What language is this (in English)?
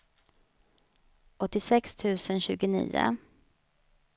Swedish